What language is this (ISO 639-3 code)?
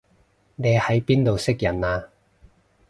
yue